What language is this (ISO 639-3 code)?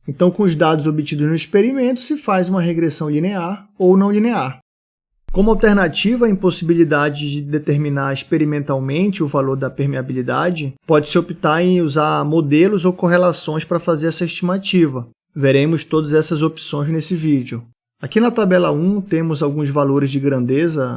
por